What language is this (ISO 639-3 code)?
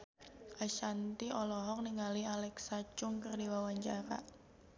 sun